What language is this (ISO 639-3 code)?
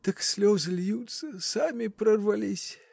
rus